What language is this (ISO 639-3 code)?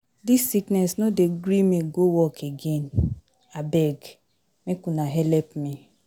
pcm